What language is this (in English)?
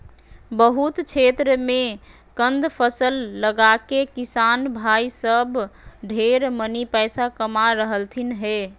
Magahi